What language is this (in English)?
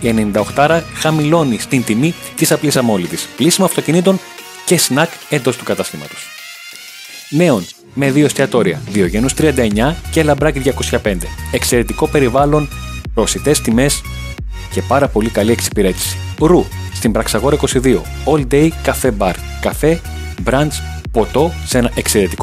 Greek